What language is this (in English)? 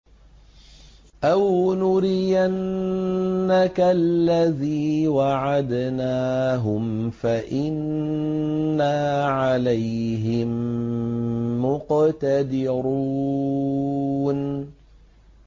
Arabic